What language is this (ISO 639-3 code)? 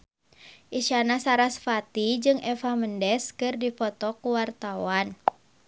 sun